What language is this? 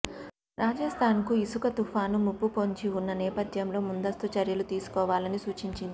Telugu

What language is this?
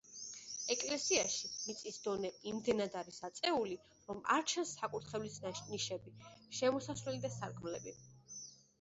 Georgian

